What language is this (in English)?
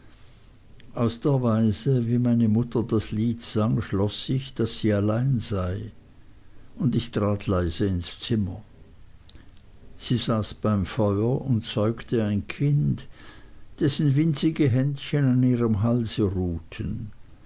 German